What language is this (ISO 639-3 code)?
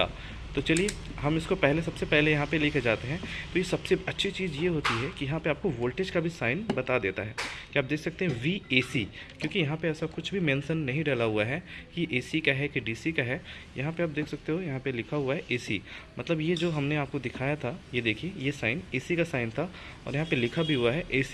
hin